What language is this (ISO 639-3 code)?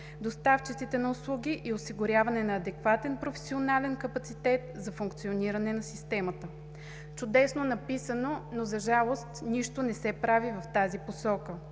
bul